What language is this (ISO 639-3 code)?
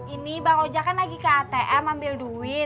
ind